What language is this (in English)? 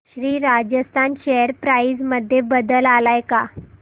Marathi